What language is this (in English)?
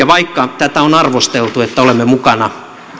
Finnish